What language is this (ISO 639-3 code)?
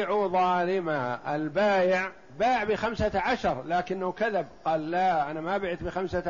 ara